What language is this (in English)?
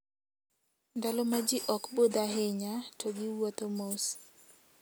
Luo (Kenya and Tanzania)